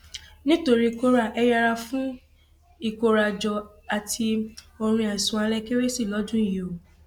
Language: Yoruba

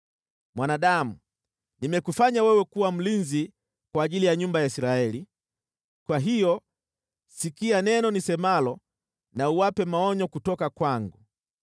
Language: Swahili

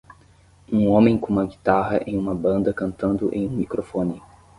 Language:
Portuguese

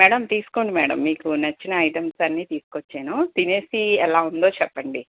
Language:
Telugu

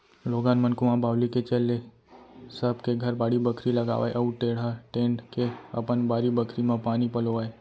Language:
Chhattisgarhi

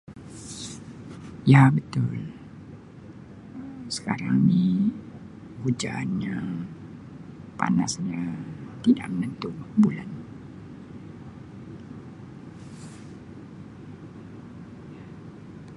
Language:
Sabah Malay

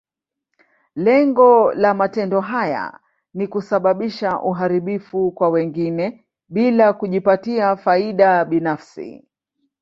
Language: Swahili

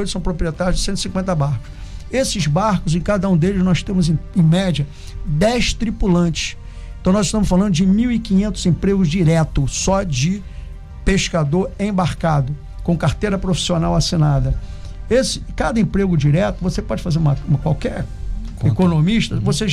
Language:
Portuguese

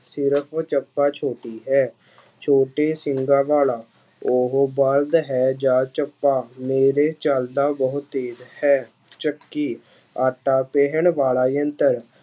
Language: Punjabi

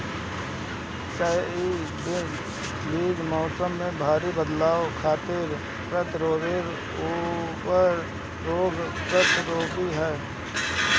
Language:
Bhojpuri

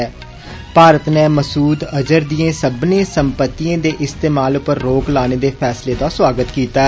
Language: Dogri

